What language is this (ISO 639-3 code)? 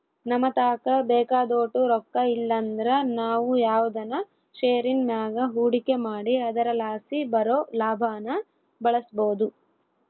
kan